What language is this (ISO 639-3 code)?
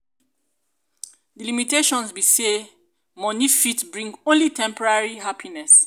pcm